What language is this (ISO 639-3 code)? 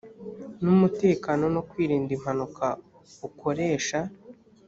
kin